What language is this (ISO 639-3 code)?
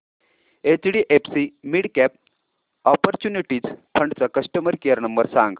mar